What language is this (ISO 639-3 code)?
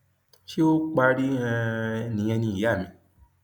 yor